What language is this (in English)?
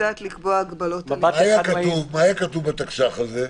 Hebrew